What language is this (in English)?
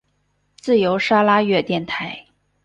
Chinese